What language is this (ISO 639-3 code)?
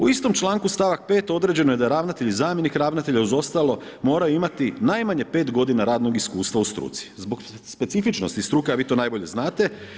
hrv